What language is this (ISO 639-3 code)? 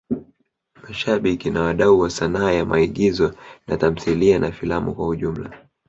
swa